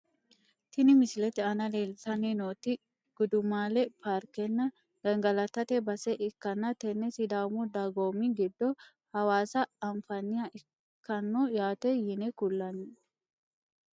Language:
Sidamo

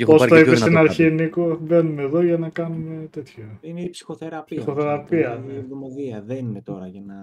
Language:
Greek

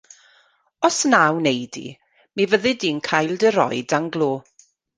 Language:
Welsh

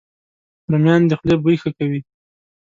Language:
Pashto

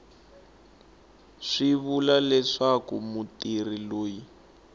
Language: Tsonga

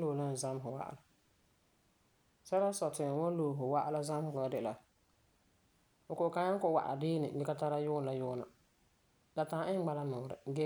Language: Frafra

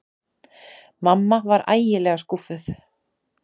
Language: Icelandic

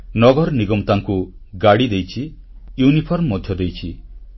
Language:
Odia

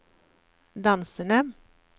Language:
Norwegian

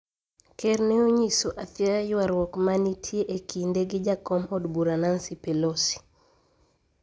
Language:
Luo (Kenya and Tanzania)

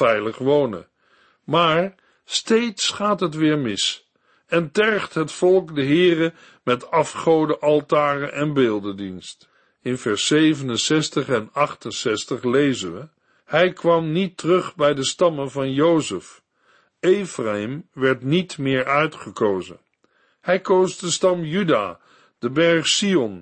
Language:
Dutch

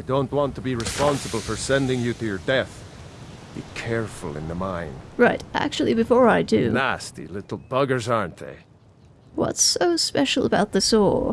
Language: English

